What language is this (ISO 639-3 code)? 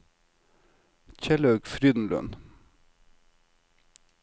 nor